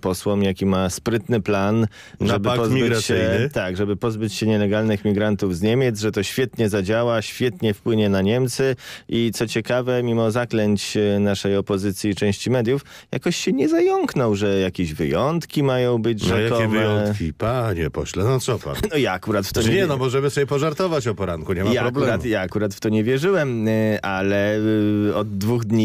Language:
Polish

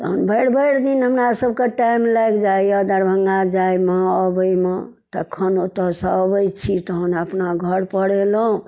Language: Maithili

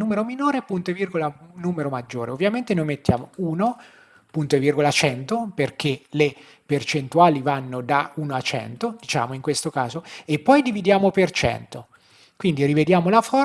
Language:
Italian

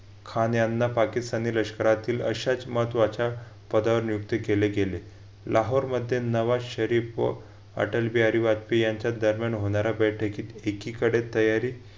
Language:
Marathi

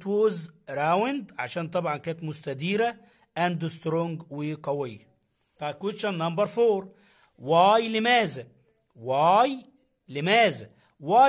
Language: Arabic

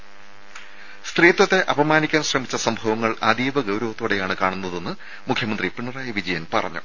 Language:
Malayalam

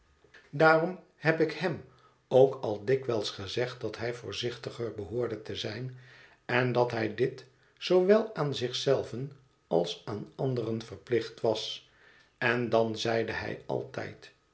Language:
Dutch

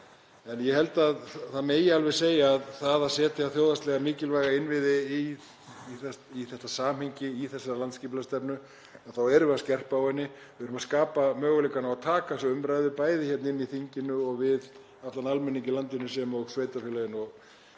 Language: Icelandic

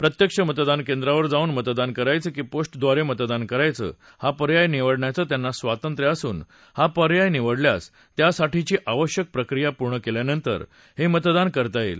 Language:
Marathi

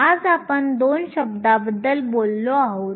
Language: Marathi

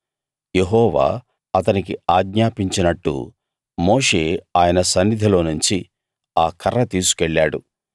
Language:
Telugu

